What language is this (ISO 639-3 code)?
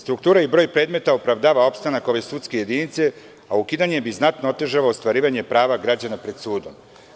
srp